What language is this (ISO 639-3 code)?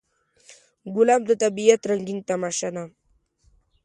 pus